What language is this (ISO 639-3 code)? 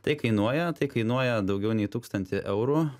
lit